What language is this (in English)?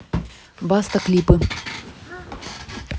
Russian